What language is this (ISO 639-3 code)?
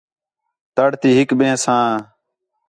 xhe